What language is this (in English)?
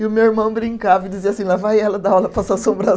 Portuguese